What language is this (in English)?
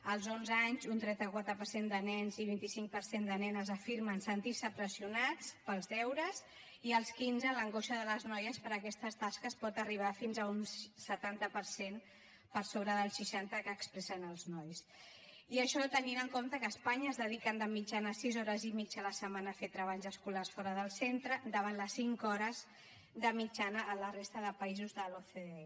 Catalan